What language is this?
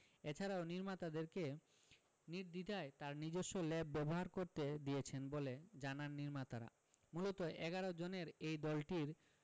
Bangla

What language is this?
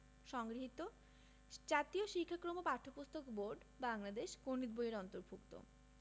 Bangla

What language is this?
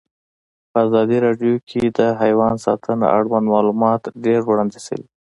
Pashto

